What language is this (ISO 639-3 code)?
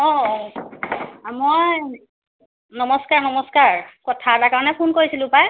asm